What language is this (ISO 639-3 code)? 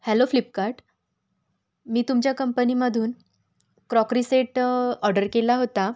mar